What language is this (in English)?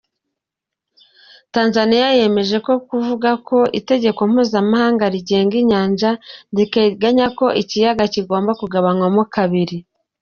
Kinyarwanda